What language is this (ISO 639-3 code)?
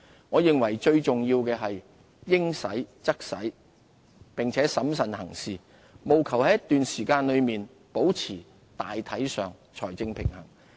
yue